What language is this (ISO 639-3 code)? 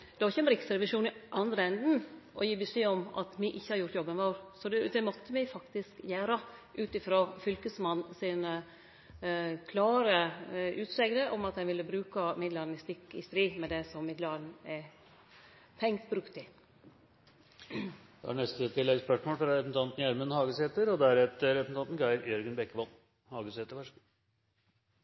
nno